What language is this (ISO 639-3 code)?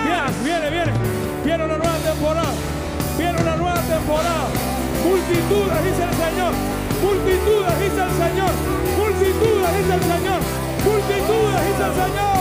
spa